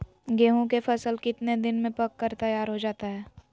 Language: Magahi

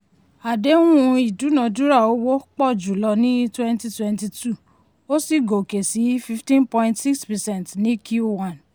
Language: Yoruba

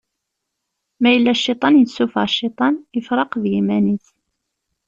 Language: Kabyle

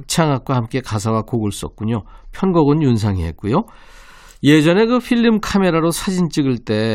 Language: Korean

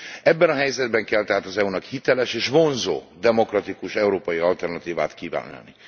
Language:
Hungarian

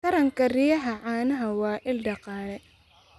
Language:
Somali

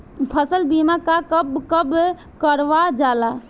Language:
Bhojpuri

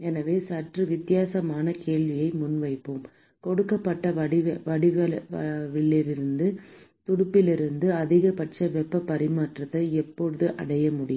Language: Tamil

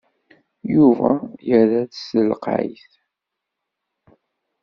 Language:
Kabyle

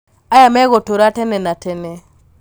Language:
Kikuyu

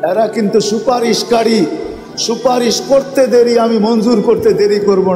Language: Turkish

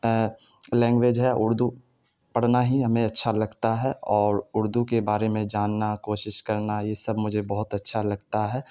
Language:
Urdu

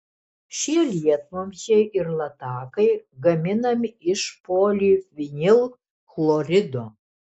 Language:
Lithuanian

